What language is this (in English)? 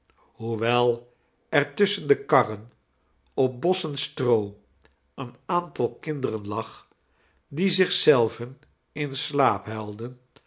Dutch